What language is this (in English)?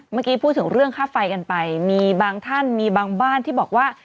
Thai